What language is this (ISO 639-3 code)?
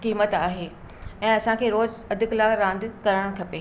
snd